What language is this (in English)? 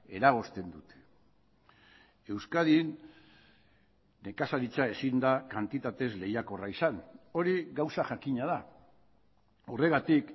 Basque